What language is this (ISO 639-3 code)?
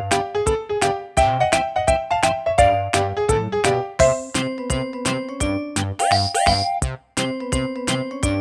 eng